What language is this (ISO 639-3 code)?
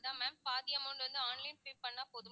tam